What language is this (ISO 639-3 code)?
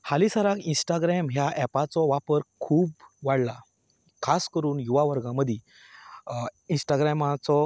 kok